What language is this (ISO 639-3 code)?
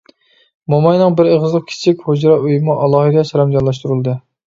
uig